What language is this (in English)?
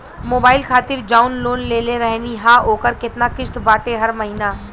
Bhojpuri